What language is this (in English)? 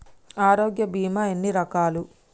Telugu